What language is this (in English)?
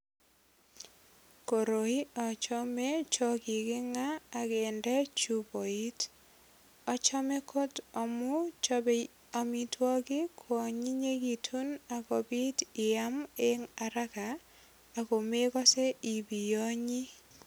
Kalenjin